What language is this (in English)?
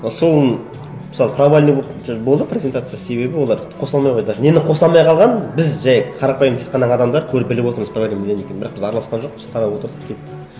Kazakh